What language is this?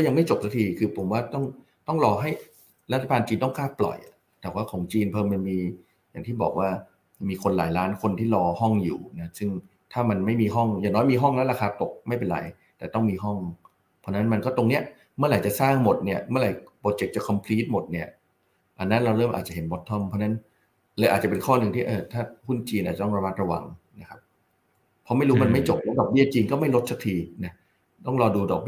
Thai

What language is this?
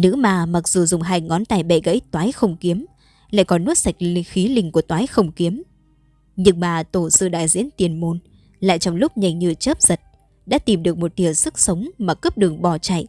Vietnamese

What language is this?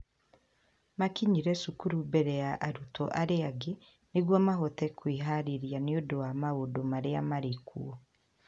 Kikuyu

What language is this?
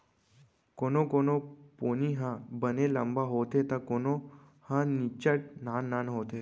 Chhattisgarhi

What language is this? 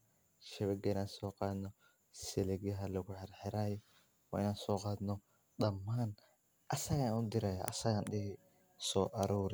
Somali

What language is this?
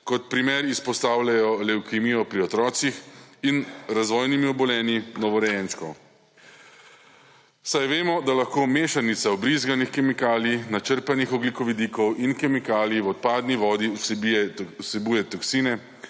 Slovenian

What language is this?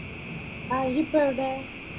Malayalam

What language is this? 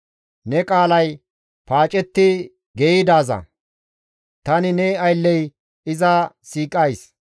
Gamo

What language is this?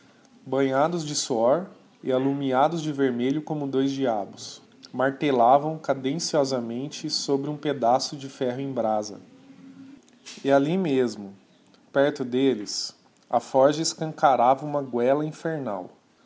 Portuguese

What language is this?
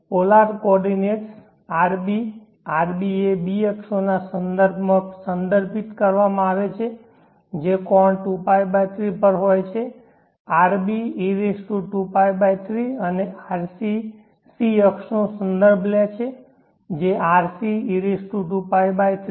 Gujarati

